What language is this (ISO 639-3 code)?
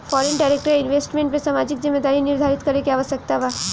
bho